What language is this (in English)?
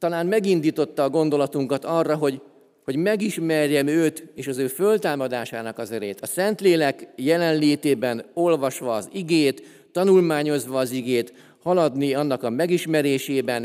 Hungarian